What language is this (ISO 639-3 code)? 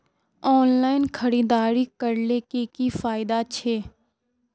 mag